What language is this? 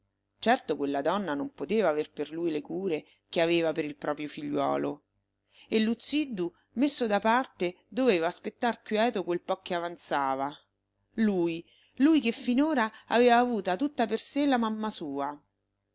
Italian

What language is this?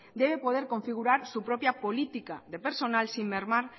Spanish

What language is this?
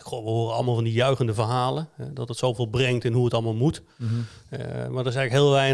Dutch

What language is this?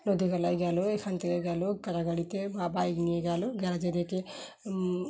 Bangla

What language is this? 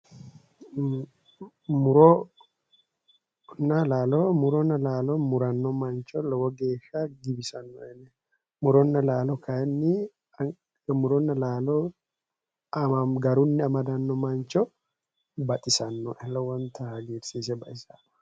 Sidamo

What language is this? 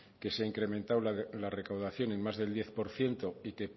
Spanish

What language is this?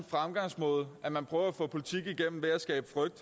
Danish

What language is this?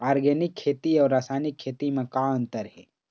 Chhattisgarhi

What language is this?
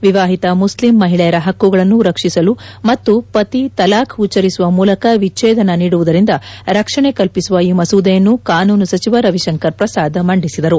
Kannada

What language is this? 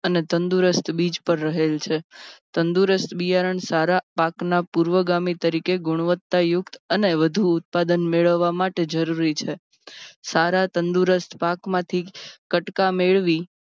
Gujarati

